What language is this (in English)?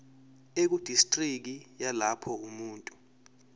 Zulu